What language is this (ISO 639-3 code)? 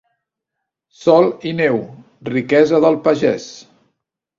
cat